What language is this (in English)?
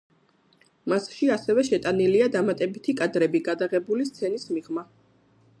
Georgian